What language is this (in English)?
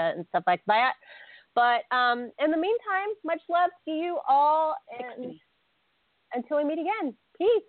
English